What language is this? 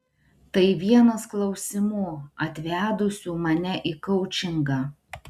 Lithuanian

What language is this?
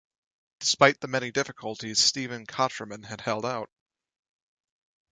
English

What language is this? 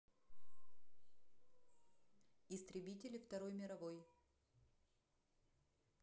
Russian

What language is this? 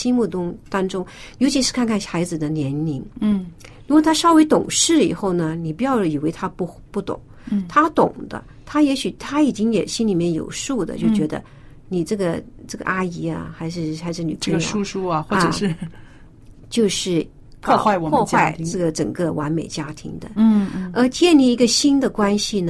Chinese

